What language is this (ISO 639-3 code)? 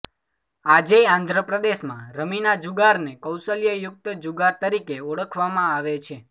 guj